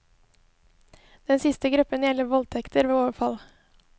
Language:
Norwegian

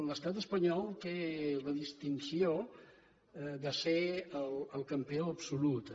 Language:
Catalan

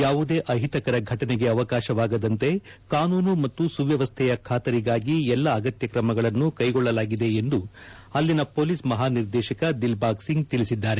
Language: Kannada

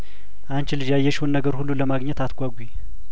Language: Amharic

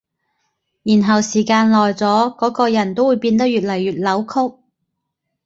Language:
Cantonese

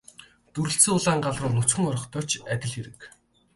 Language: Mongolian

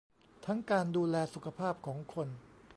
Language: Thai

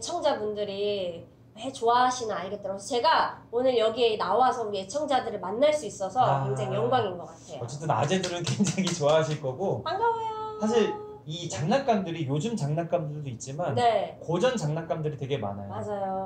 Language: Korean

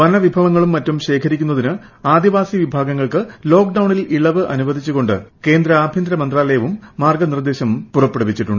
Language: Malayalam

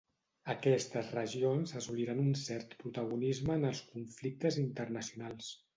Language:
Catalan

